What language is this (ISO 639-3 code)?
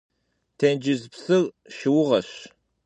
kbd